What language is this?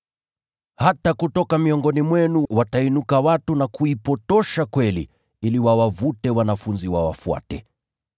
Swahili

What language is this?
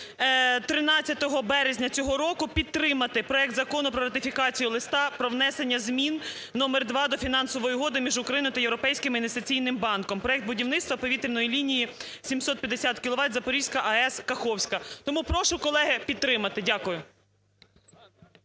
Ukrainian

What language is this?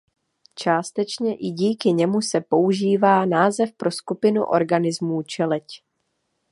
Czech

